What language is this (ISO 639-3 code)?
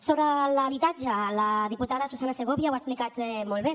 cat